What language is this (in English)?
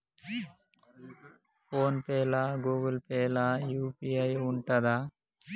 Telugu